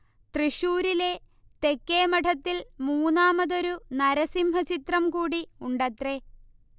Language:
Malayalam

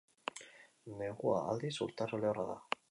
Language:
Basque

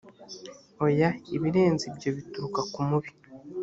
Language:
Kinyarwanda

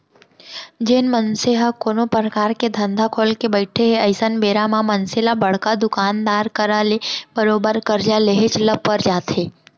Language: Chhattisgarhi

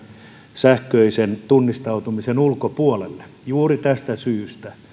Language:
Finnish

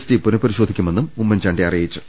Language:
Malayalam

